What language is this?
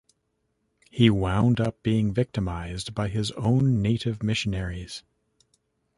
English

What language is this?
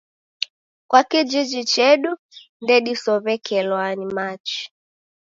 Taita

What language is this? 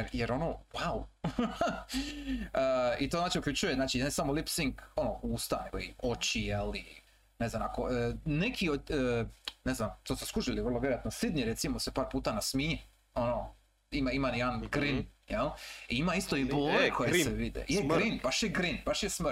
Croatian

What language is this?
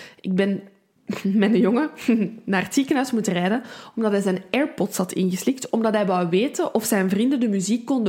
Dutch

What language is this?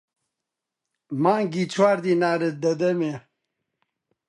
Central Kurdish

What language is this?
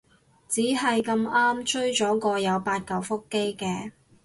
Cantonese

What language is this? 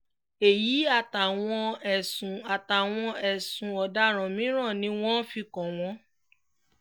Yoruba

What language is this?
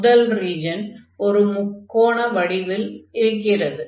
Tamil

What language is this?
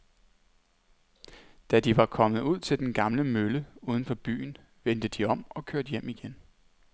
Danish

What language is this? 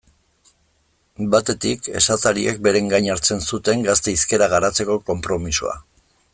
Basque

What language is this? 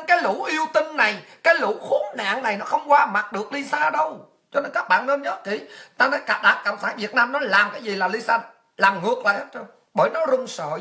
Vietnamese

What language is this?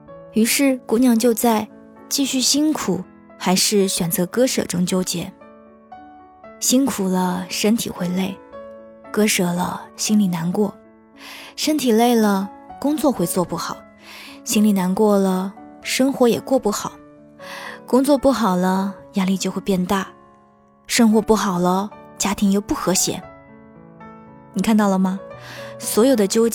Chinese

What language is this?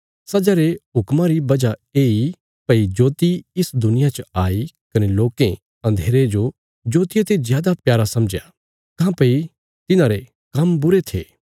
Bilaspuri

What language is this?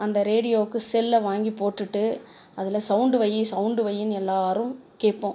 Tamil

